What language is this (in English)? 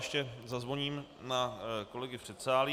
Czech